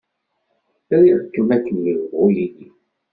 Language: Kabyle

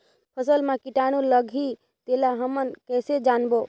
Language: Chhattisgarhi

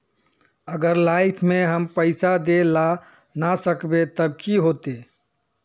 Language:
Magahi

